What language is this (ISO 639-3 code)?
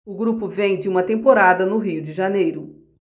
por